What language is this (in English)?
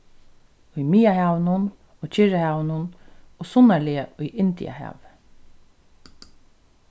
Faroese